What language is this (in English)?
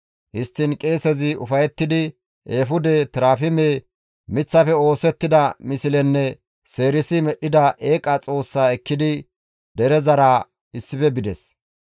Gamo